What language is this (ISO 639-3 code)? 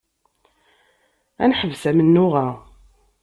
kab